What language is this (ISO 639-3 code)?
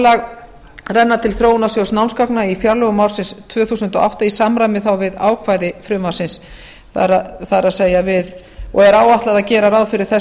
isl